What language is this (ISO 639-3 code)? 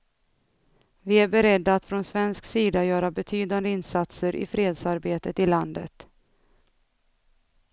swe